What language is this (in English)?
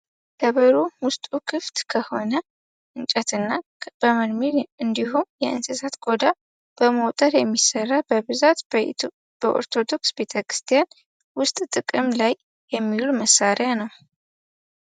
Amharic